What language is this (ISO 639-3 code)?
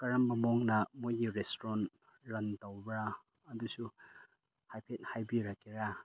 mni